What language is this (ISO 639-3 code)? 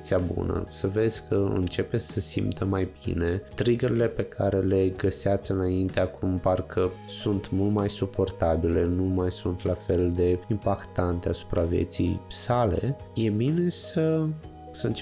ron